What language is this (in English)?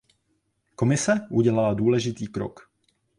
Czech